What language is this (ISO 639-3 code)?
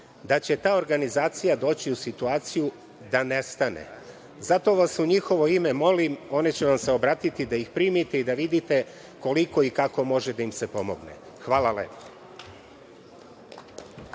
srp